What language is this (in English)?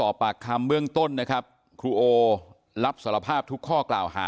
Thai